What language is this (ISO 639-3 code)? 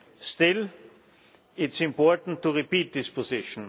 eng